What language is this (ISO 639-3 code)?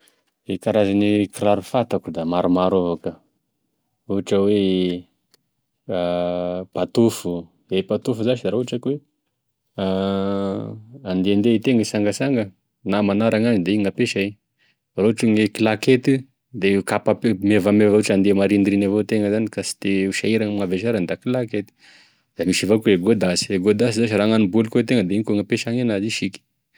tkg